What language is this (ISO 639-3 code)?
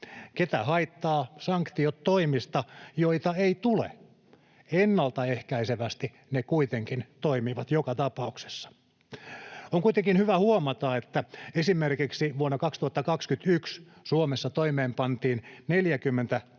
fin